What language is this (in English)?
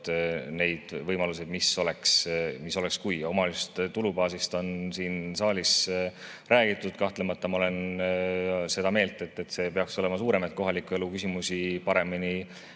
Estonian